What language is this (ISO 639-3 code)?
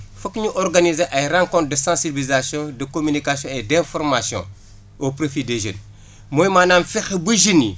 wol